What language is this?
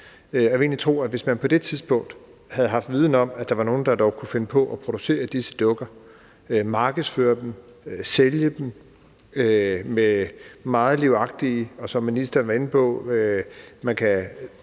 Danish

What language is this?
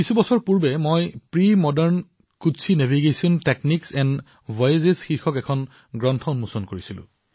Assamese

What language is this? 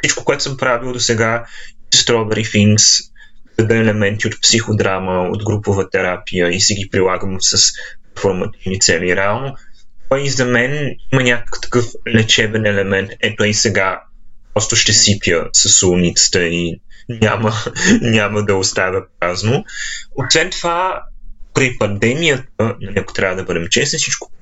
Bulgarian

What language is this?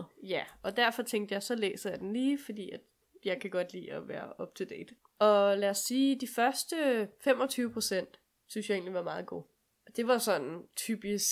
Danish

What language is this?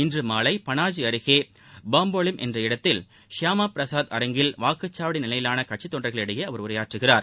Tamil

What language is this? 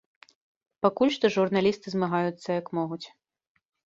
Belarusian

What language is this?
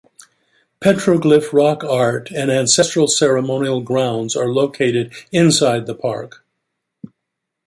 English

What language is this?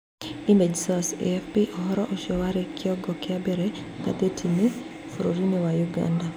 Kikuyu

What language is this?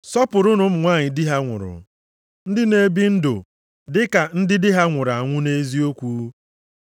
Igbo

